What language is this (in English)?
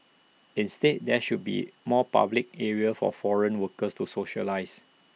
English